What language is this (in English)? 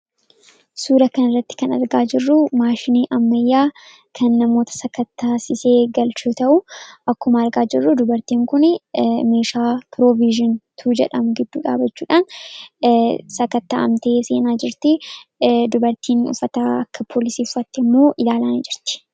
Oromo